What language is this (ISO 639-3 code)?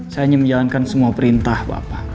ind